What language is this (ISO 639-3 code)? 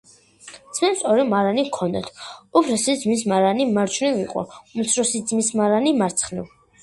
kat